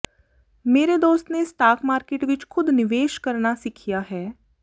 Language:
Punjabi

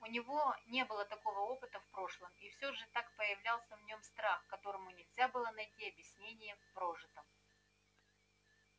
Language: Russian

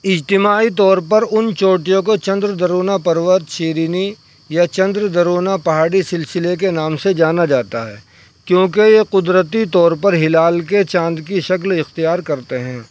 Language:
Urdu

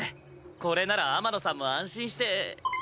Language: Japanese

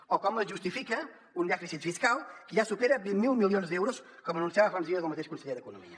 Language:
Catalan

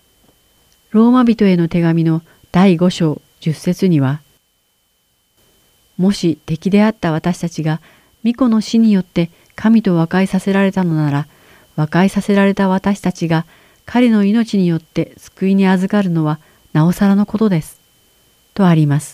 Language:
Japanese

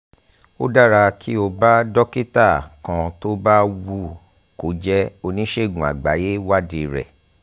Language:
Yoruba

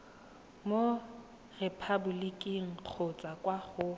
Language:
Tswana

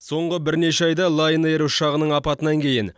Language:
Kazakh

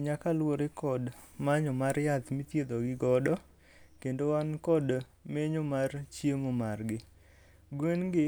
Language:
Luo (Kenya and Tanzania)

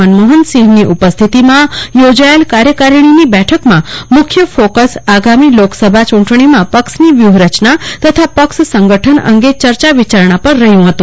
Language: Gujarati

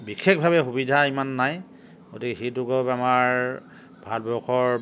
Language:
Assamese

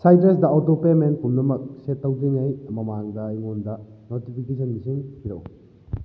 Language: Manipuri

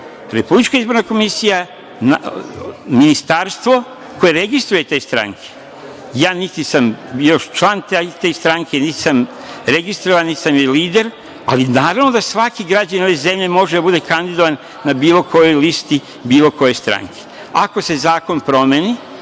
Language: Serbian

